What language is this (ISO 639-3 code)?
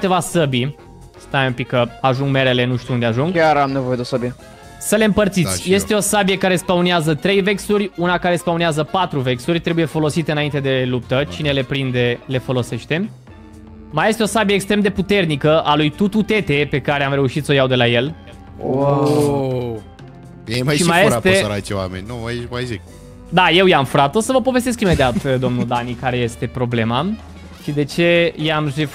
ron